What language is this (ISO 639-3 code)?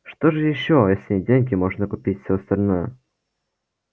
rus